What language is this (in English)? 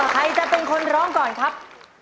Thai